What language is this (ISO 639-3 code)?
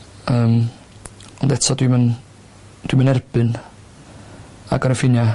cym